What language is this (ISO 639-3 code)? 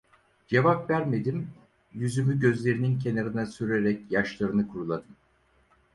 tur